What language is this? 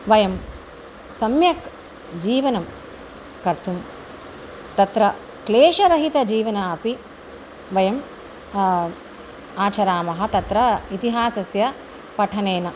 Sanskrit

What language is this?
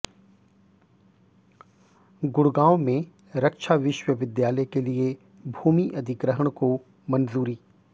Hindi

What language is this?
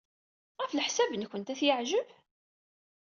Kabyle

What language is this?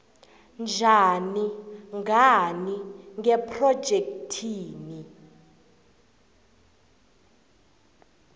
South Ndebele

